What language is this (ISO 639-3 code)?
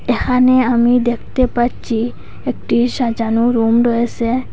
ben